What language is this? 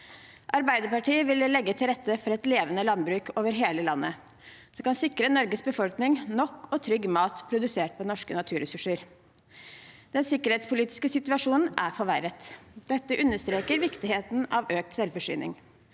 Norwegian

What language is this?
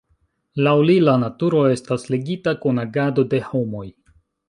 Esperanto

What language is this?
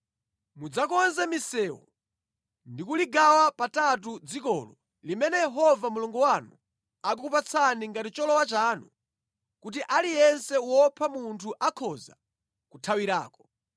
Nyanja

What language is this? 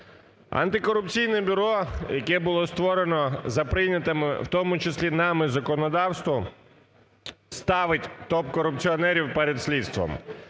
Ukrainian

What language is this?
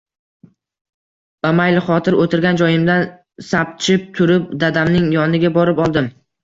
Uzbek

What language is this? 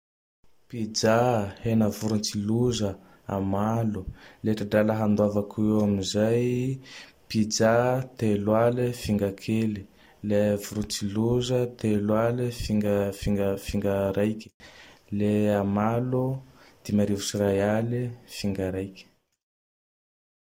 Tandroy-Mahafaly Malagasy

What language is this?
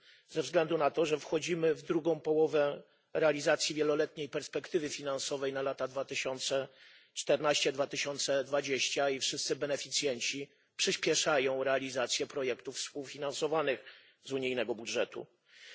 Polish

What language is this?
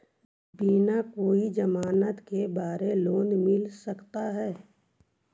Magahi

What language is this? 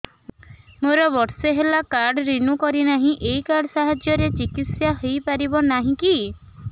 Odia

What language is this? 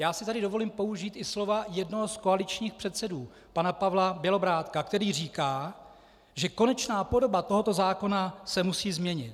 Czech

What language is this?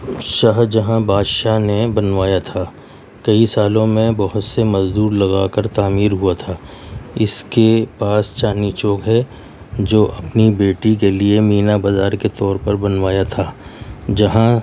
Urdu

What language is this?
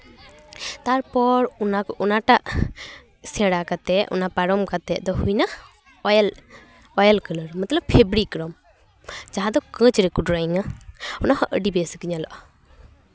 Santali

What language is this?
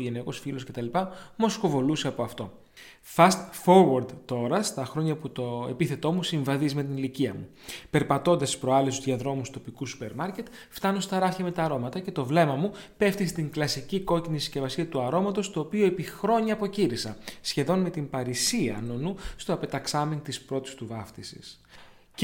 Greek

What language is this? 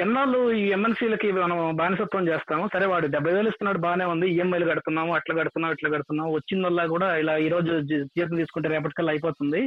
Telugu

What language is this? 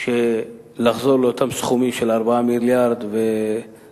Hebrew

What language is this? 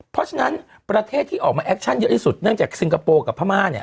Thai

